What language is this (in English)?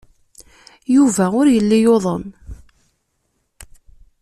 Kabyle